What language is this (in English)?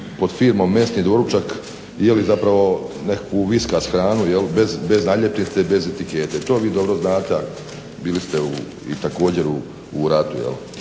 Croatian